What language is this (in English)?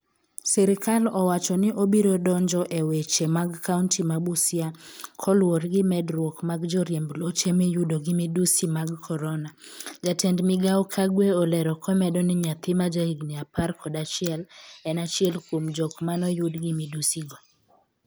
Luo (Kenya and Tanzania)